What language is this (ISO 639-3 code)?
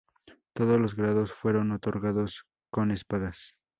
spa